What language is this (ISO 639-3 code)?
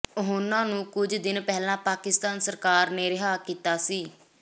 pan